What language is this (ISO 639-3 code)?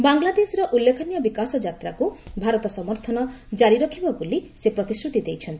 ori